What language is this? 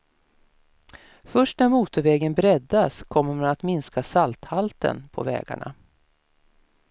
Swedish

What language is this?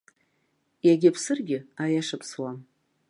Abkhazian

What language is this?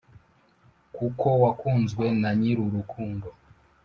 Kinyarwanda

